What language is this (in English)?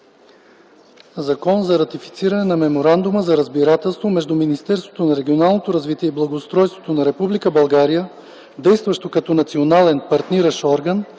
Bulgarian